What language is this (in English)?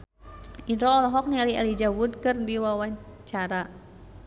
Sundanese